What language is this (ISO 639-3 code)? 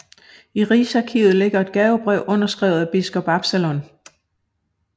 dan